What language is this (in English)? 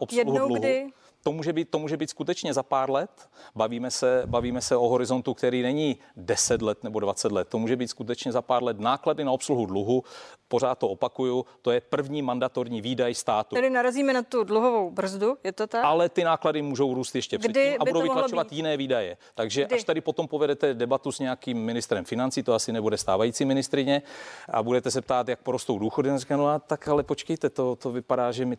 Czech